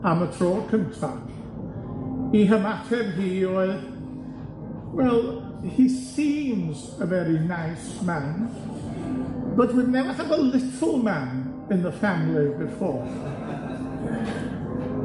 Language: Welsh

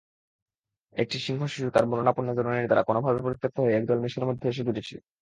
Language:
Bangla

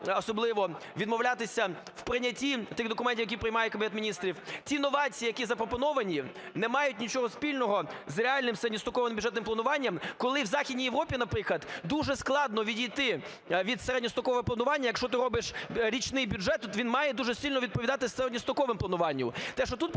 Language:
Ukrainian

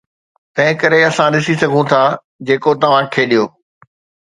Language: Sindhi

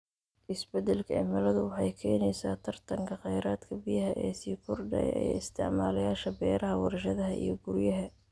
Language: Somali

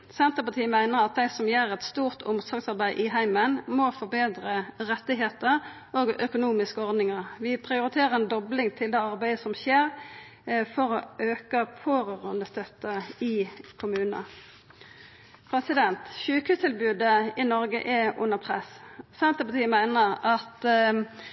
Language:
Norwegian Nynorsk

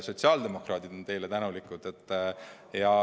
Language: Estonian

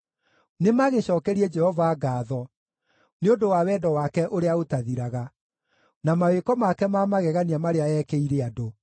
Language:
Kikuyu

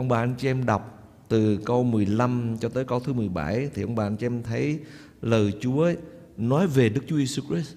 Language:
Vietnamese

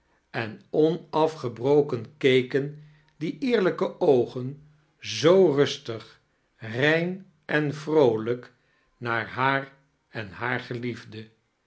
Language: Dutch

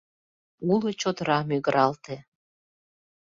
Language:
Mari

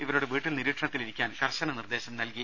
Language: Malayalam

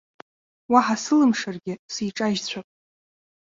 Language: Abkhazian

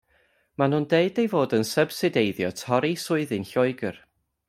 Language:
Welsh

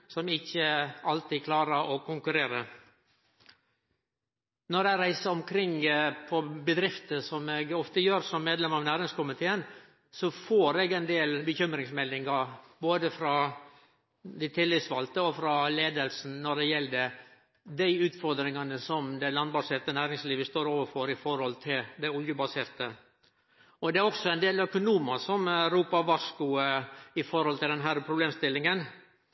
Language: Norwegian Nynorsk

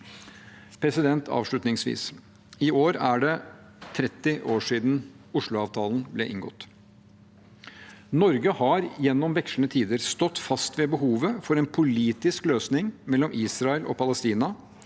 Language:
Norwegian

